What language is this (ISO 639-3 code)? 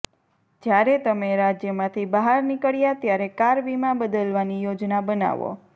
guj